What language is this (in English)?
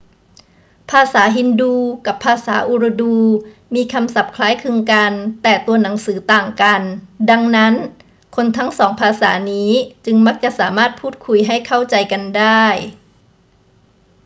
Thai